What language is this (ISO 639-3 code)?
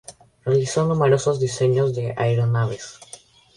spa